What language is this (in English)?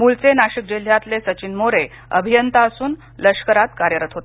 Marathi